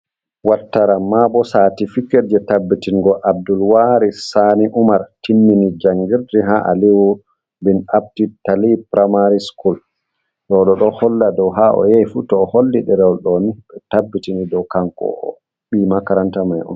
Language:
Fula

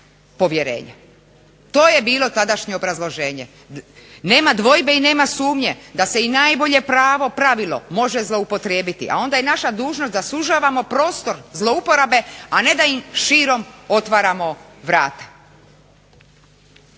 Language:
Croatian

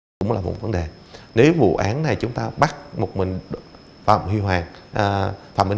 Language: Vietnamese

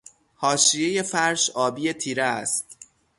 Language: Persian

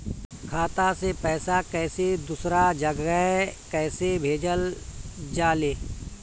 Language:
Bhojpuri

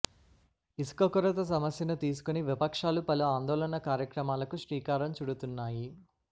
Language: Telugu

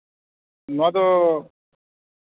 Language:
Santali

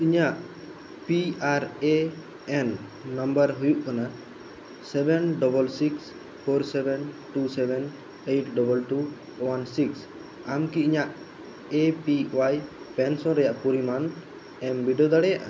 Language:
Santali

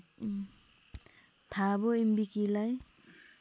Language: Nepali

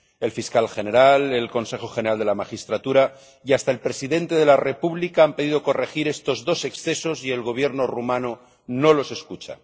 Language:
Spanish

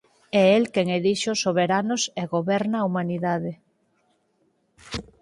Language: Galician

